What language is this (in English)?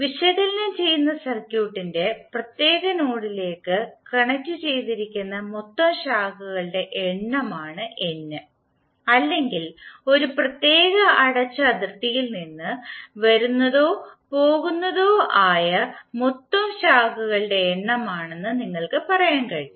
Malayalam